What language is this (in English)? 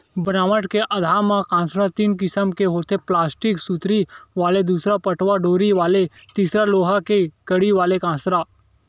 Chhattisgarhi